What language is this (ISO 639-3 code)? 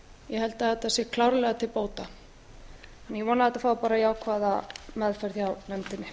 isl